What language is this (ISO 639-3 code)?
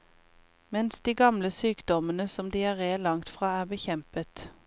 nor